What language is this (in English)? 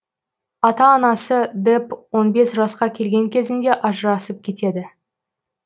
Kazakh